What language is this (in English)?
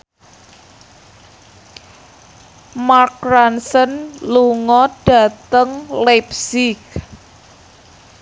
Javanese